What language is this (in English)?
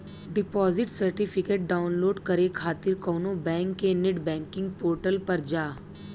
Bhojpuri